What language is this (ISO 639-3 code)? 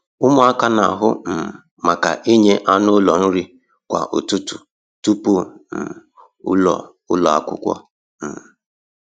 ibo